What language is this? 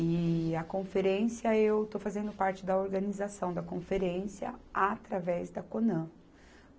Portuguese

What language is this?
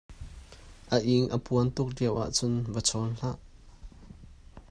Hakha Chin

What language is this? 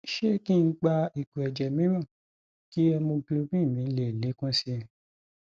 Yoruba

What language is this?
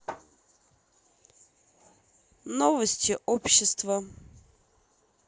Russian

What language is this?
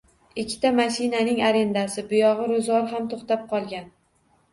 Uzbek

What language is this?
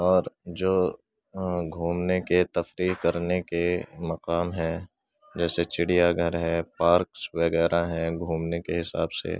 Urdu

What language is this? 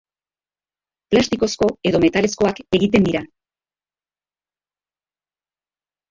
Basque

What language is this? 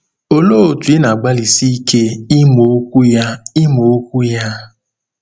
Igbo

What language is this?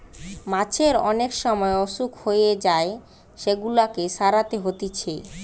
Bangla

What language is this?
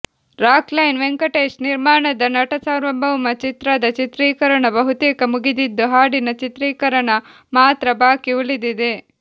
Kannada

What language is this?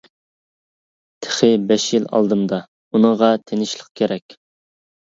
Uyghur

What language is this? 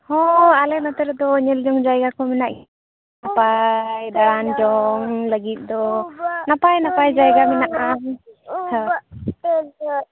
Santali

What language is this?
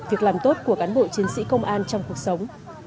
Vietnamese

